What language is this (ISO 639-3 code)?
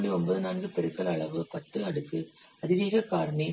tam